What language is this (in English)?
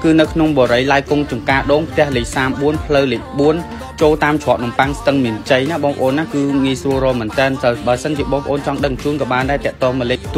Vietnamese